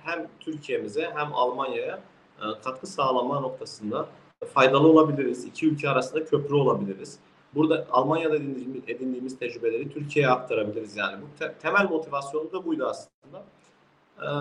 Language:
Turkish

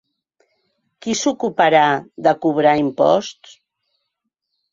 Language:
Catalan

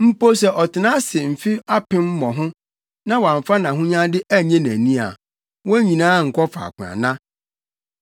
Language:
Akan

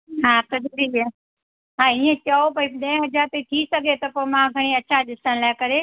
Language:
Sindhi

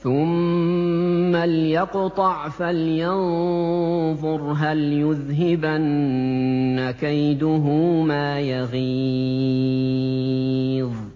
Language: Arabic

